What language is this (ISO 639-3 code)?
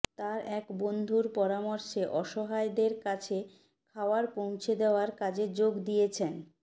ben